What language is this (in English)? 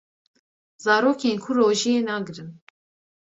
Kurdish